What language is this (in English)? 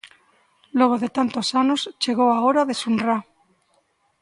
Galician